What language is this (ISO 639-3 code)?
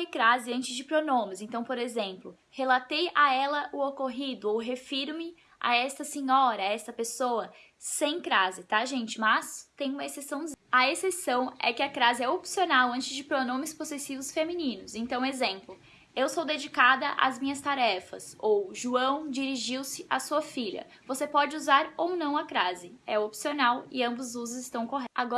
por